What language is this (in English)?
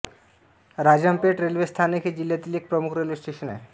Marathi